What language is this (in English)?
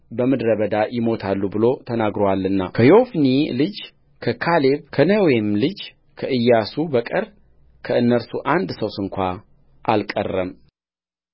Amharic